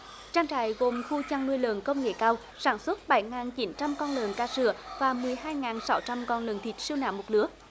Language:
Vietnamese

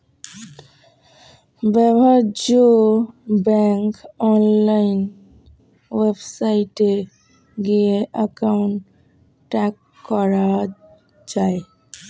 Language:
Bangla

